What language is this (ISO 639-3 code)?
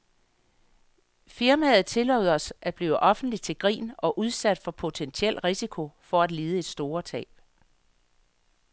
dan